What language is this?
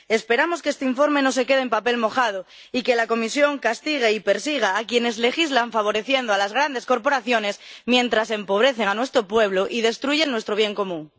Spanish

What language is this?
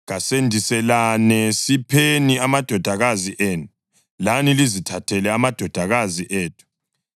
North Ndebele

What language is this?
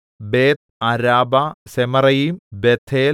Malayalam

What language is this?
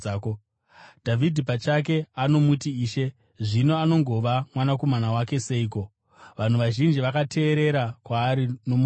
Shona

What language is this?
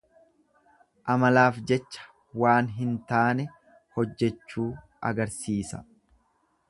Oromo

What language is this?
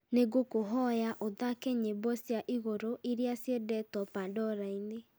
Kikuyu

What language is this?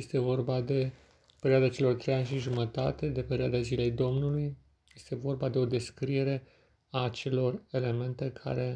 Romanian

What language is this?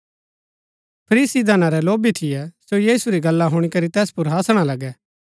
Gaddi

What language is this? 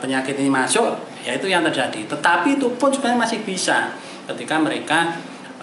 Indonesian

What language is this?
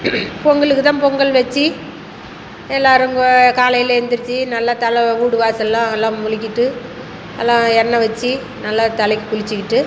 Tamil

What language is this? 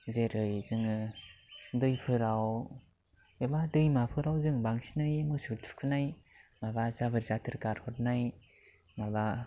Bodo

